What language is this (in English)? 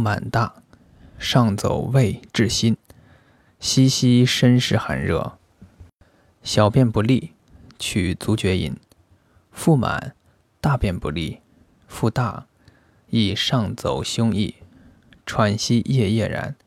Chinese